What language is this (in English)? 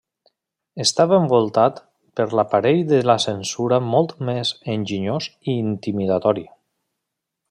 Catalan